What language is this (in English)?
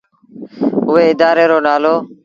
Sindhi Bhil